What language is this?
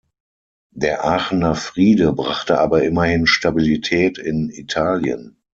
German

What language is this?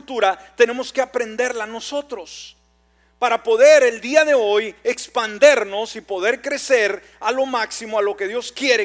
Spanish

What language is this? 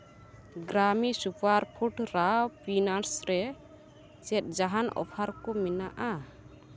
Santali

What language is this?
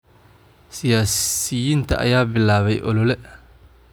Somali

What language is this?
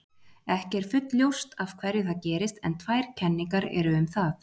Icelandic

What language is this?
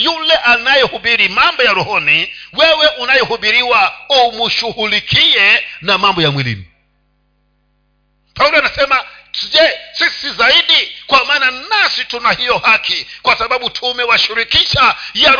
Swahili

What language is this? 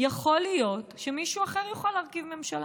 Hebrew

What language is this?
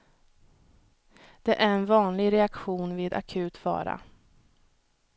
Swedish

